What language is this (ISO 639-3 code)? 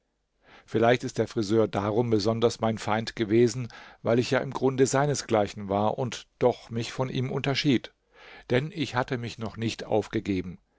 deu